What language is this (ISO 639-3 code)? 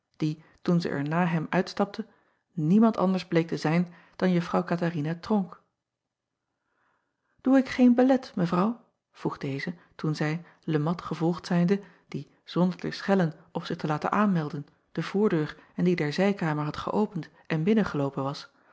nld